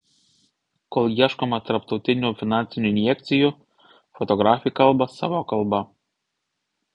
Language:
Lithuanian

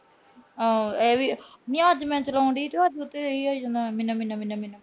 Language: Punjabi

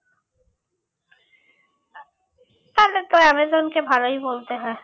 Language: Bangla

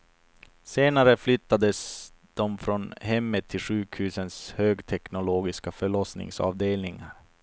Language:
Swedish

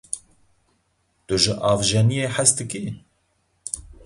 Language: Kurdish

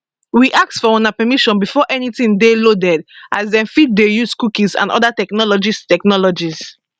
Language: Nigerian Pidgin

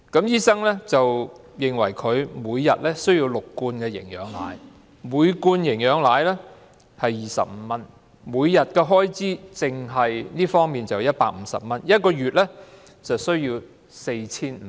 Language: Cantonese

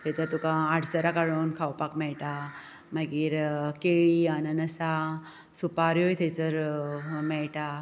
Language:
Konkani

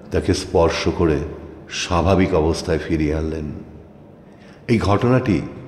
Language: Arabic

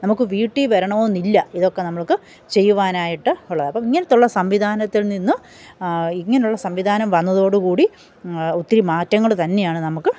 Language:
Malayalam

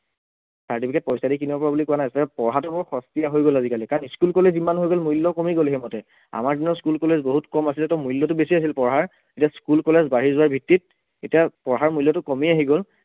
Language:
Assamese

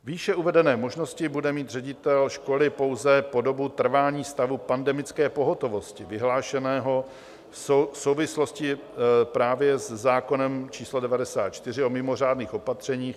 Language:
Czech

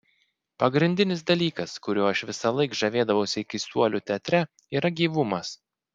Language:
Lithuanian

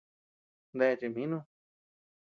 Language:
Tepeuxila Cuicatec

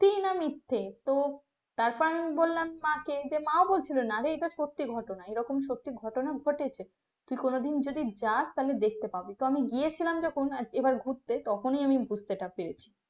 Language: Bangla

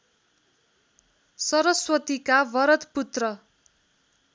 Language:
Nepali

